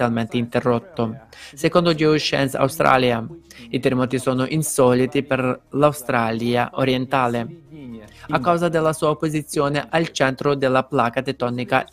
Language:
Italian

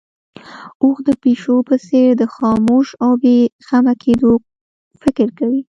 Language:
Pashto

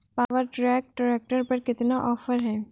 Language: Hindi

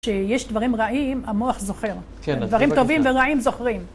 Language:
Hebrew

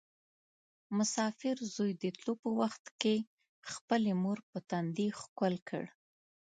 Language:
Pashto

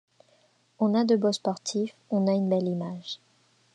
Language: French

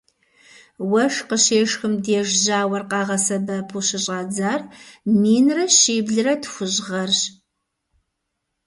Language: Kabardian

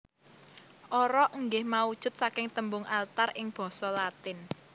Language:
Javanese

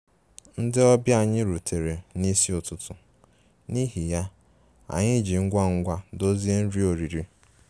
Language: Igbo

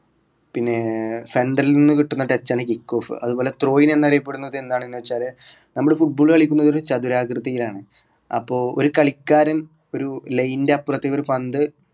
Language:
Malayalam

